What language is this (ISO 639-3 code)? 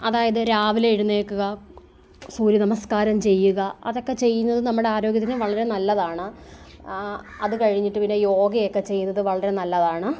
mal